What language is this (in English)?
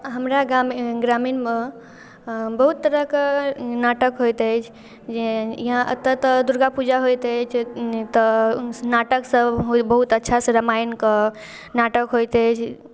Maithili